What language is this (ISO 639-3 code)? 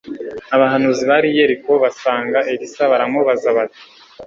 kin